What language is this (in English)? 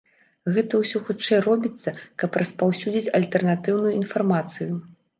Belarusian